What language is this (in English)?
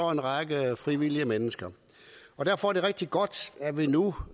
Danish